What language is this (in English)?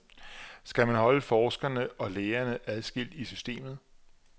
Danish